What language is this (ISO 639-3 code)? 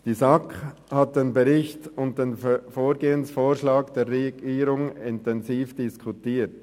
gsw